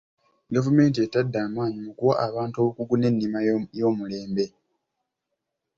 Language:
Ganda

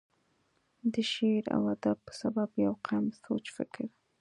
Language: Pashto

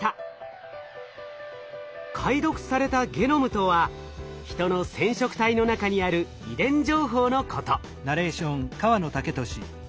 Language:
Japanese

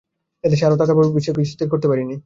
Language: Bangla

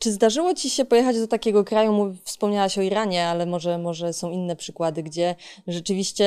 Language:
Polish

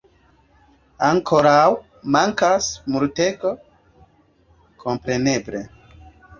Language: Esperanto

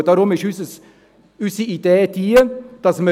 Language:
Swiss German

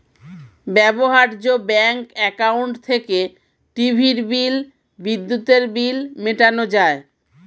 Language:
Bangla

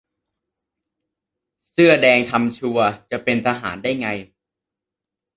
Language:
Thai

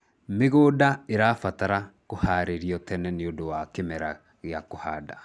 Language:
Kikuyu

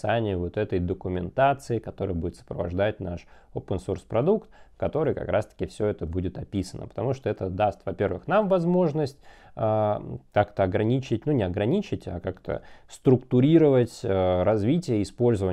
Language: Russian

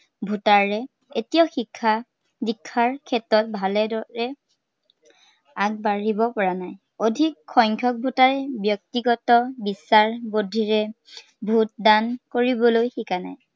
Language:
Assamese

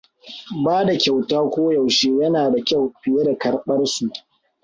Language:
Hausa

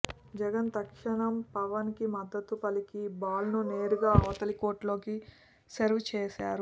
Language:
Telugu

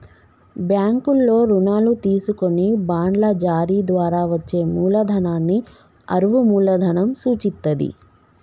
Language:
Telugu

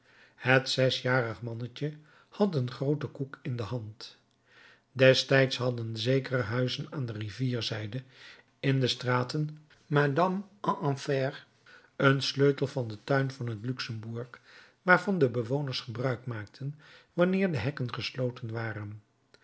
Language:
Dutch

